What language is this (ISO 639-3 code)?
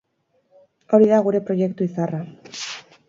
eus